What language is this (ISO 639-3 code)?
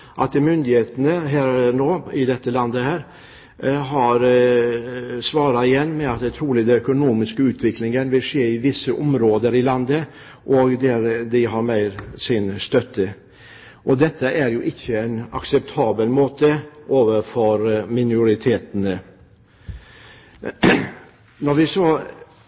nob